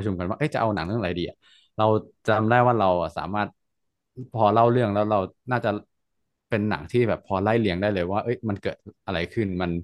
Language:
Thai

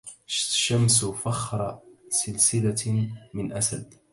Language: Arabic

